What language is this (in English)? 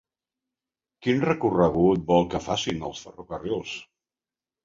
Catalan